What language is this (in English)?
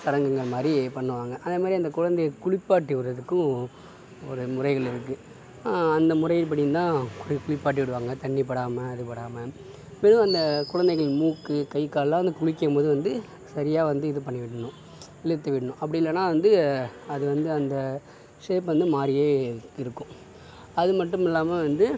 Tamil